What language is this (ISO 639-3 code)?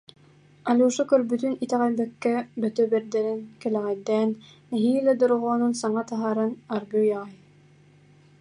sah